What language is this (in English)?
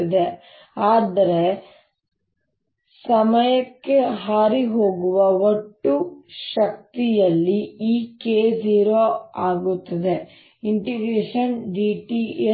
Kannada